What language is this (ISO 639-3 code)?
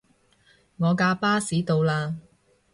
yue